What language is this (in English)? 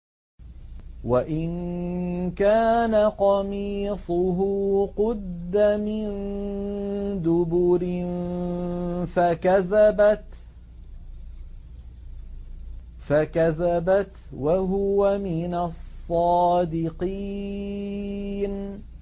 Arabic